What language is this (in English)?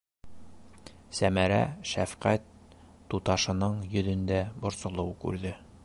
Bashkir